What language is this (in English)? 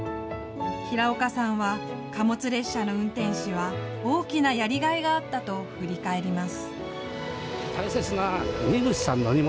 Japanese